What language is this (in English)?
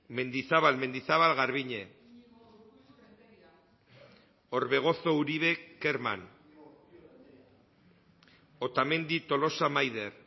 Basque